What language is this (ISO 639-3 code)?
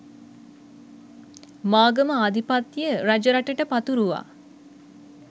sin